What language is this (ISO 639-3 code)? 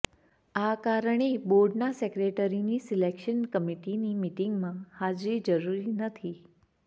guj